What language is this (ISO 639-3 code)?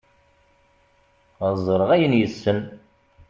kab